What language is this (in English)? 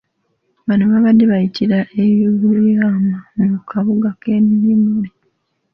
Ganda